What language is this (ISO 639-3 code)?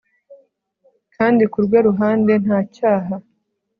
kin